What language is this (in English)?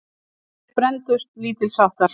Icelandic